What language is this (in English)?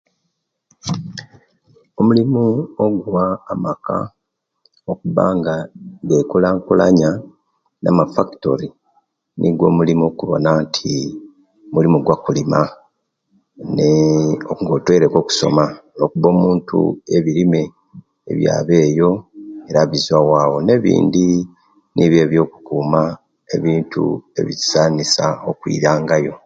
Kenyi